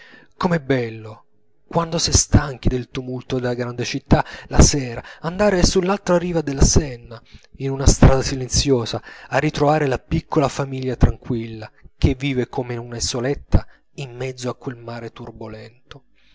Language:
Italian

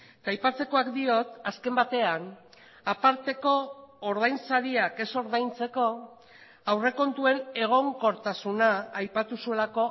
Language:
Basque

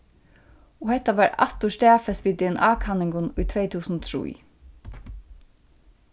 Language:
Faroese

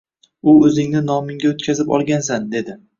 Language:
Uzbek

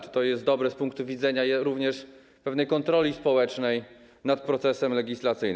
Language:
Polish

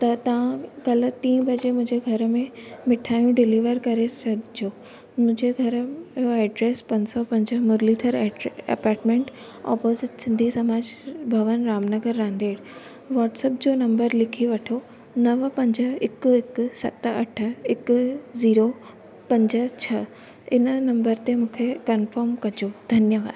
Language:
Sindhi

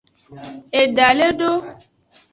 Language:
Aja (Benin)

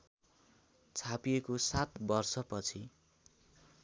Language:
Nepali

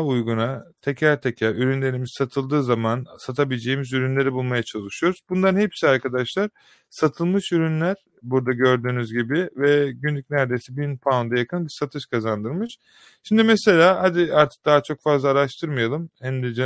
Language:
Turkish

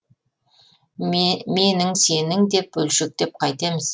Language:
Kazakh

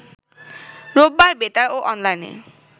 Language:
Bangla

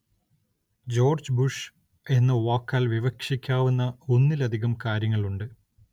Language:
Malayalam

